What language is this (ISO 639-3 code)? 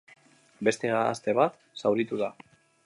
eus